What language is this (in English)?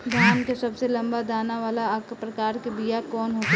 Bhojpuri